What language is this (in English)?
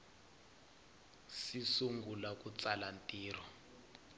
Tsonga